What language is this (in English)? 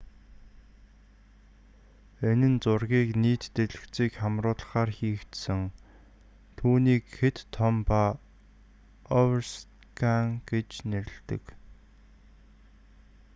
Mongolian